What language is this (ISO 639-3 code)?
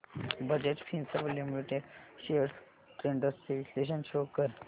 mar